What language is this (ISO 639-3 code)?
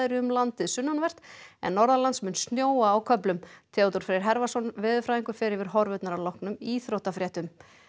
isl